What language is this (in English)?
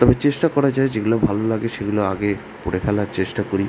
Bangla